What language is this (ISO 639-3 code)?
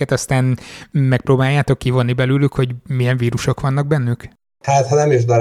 hun